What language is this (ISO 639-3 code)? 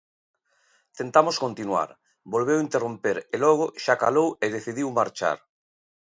glg